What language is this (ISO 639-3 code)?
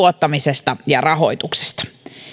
fin